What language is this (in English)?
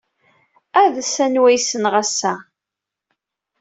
Kabyle